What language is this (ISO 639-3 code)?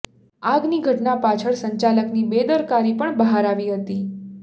guj